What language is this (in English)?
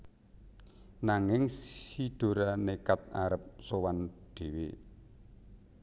Javanese